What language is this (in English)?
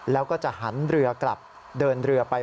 Thai